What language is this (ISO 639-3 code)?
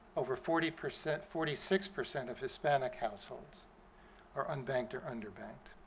eng